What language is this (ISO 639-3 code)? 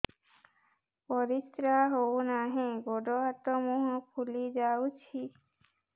ori